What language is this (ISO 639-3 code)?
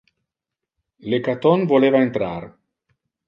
ina